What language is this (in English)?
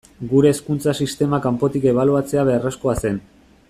Basque